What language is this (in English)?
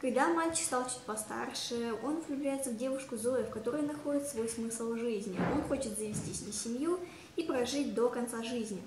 Russian